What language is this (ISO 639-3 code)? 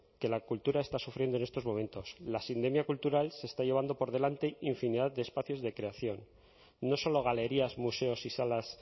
spa